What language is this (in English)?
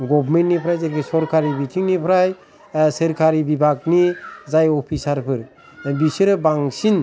Bodo